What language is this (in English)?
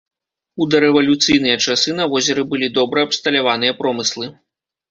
Belarusian